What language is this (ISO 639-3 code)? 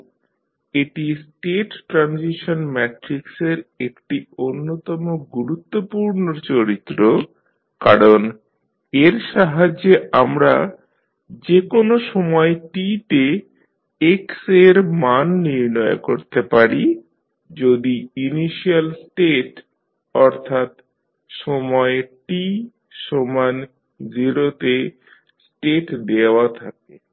ben